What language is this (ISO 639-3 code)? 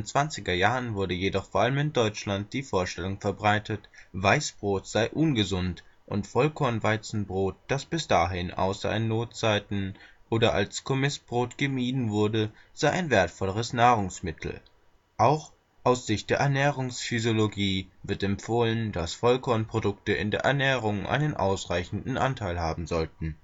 deu